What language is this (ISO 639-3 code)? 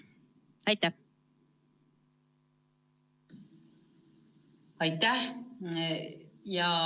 est